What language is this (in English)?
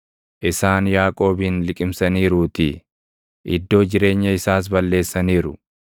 Oromo